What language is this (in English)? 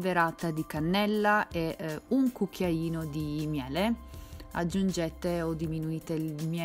Italian